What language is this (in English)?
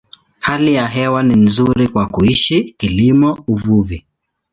Swahili